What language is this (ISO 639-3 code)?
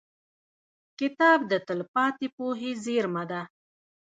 pus